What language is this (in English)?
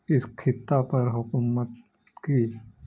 Urdu